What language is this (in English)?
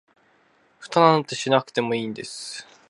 Japanese